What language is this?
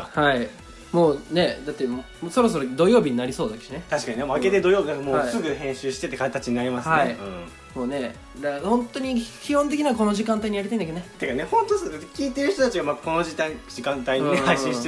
Japanese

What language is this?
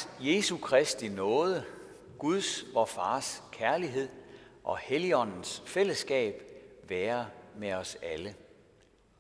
Danish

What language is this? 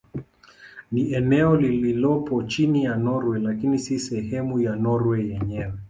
Swahili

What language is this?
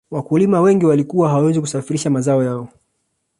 Swahili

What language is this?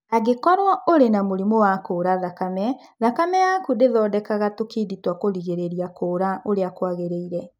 Kikuyu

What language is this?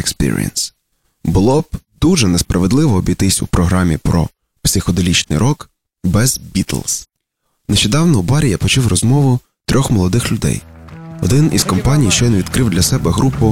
Ukrainian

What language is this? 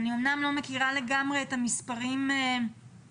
Hebrew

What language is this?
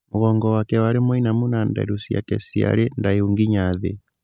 Kikuyu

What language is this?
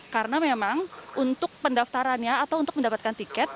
Indonesian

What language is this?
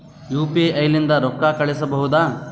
Kannada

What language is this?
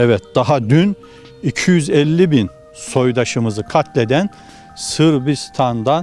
Turkish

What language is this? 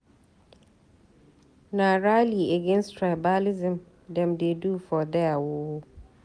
Nigerian Pidgin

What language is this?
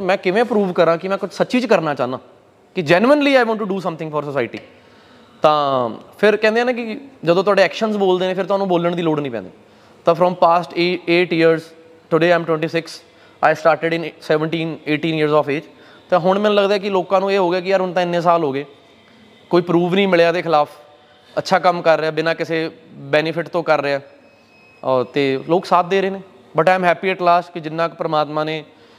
Punjabi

